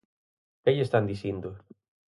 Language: Galician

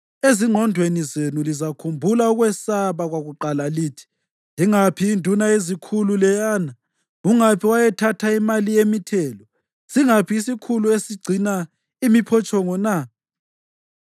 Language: North Ndebele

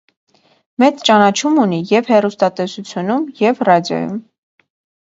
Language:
Armenian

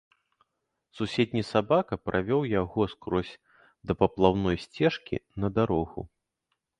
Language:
Belarusian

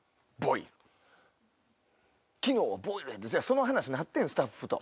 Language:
Japanese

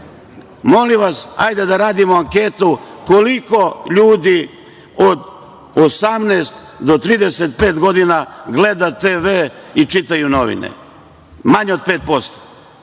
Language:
Serbian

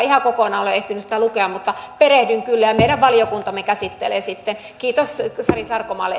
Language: Finnish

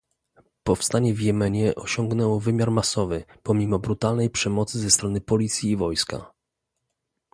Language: Polish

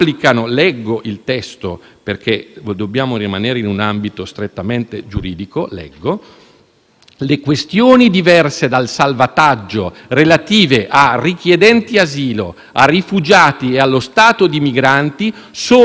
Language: Italian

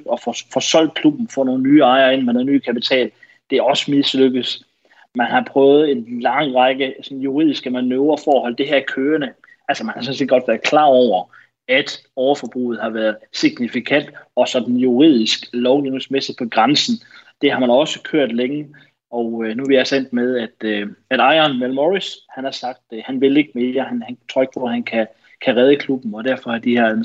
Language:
Danish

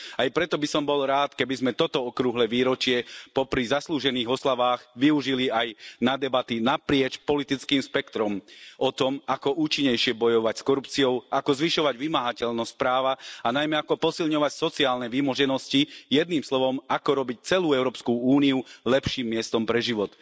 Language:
Slovak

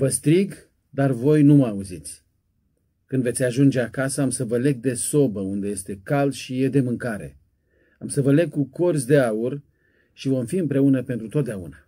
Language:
Romanian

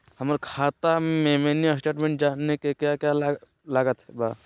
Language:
Magahi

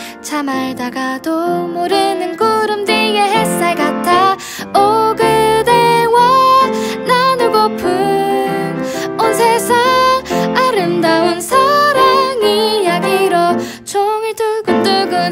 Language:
Korean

